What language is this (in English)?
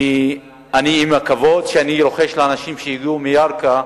Hebrew